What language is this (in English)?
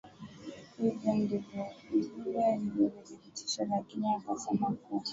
Swahili